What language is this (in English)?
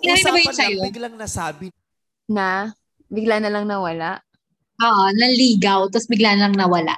Filipino